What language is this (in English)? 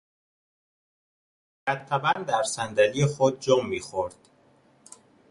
Persian